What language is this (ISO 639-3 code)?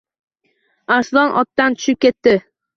uzb